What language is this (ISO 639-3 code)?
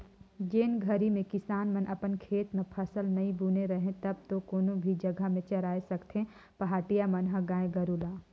hne